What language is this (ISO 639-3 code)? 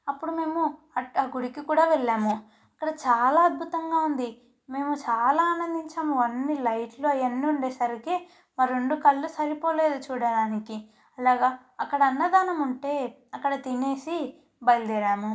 tel